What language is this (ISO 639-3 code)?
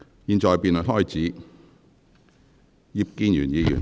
yue